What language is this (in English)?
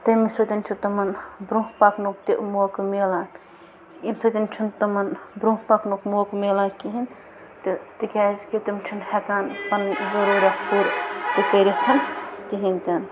Kashmiri